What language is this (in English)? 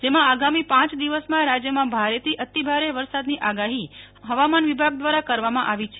Gujarati